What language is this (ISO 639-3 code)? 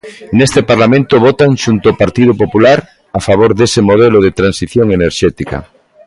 glg